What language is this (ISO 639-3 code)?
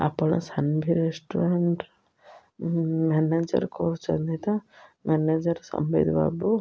ori